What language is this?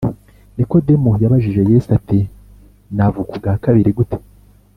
Kinyarwanda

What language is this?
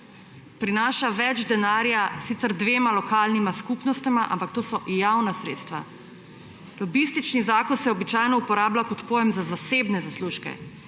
Slovenian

